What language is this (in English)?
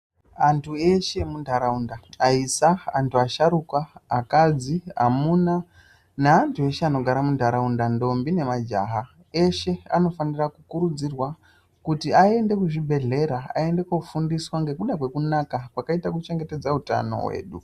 Ndau